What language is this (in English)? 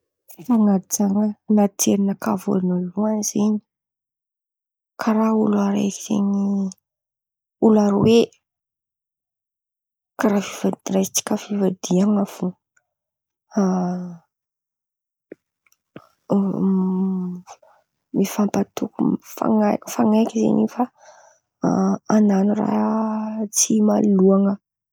Antankarana Malagasy